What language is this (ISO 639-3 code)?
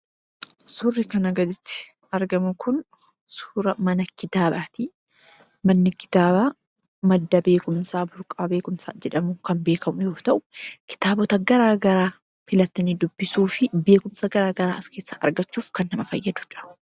orm